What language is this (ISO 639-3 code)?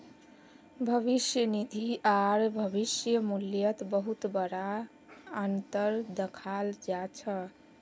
mag